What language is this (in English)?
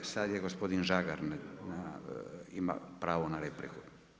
Croatian